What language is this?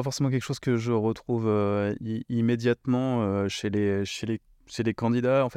French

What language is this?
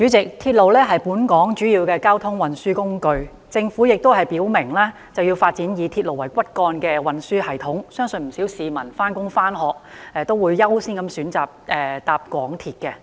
Cantonese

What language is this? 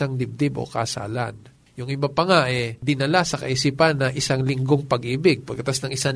Filipino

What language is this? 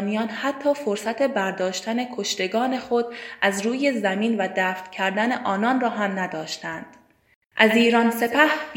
Persian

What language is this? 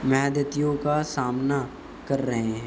Urdu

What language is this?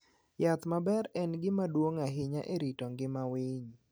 Luo (Kenya and Tanzania)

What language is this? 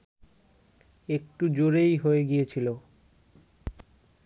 Bangla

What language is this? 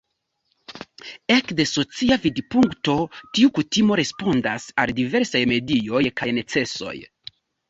Esperanto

